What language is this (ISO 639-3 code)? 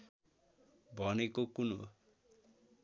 nep